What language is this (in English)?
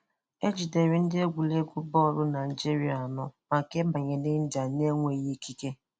Igbo